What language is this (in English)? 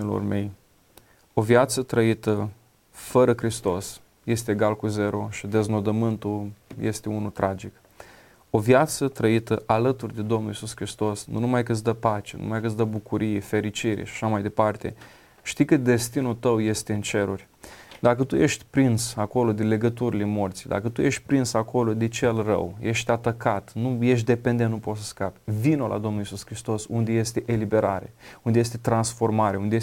Romanian